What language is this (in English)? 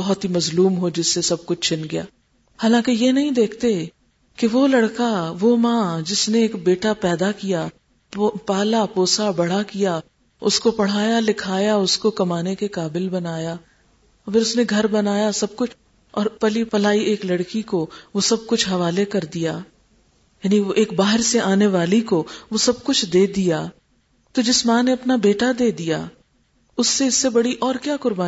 Urdu